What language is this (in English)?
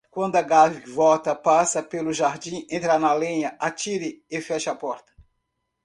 Portuguese